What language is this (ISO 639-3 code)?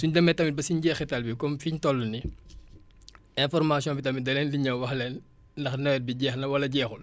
wol